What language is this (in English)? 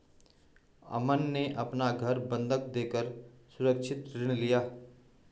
Hindi